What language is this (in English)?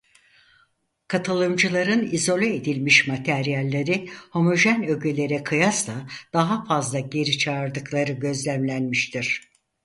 Turkish